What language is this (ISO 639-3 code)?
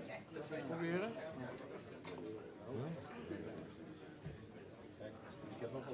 nld